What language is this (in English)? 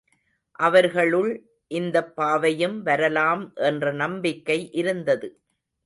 Tamil